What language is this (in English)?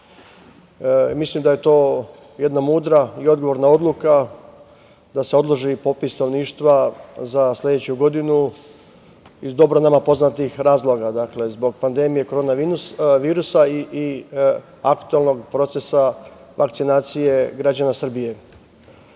Serbian